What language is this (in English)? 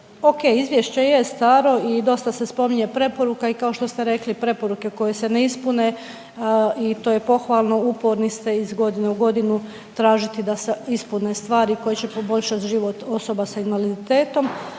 Croatian